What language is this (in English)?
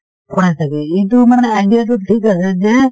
Assamese